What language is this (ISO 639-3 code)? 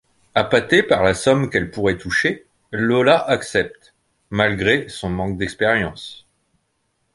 fra